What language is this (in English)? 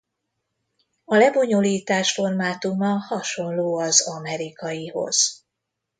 Hungarian